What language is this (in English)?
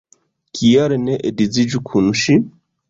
Esperanto